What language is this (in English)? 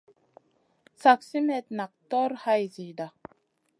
Masana